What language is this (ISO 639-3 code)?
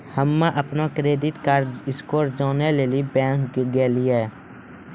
mai